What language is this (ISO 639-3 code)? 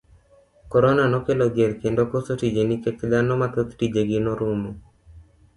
luo